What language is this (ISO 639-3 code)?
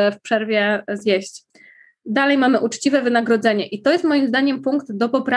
pol